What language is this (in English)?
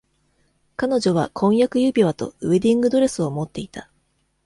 Japanese